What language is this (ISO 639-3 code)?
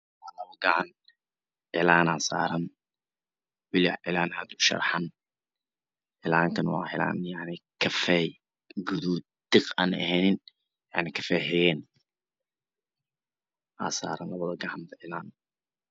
som